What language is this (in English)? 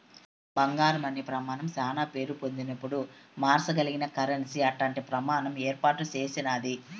Telugu